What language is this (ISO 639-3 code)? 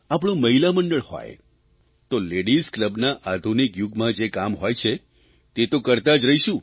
guj